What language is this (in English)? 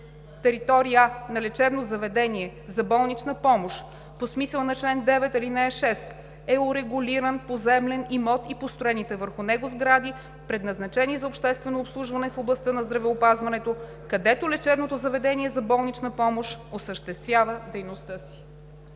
Bulgarian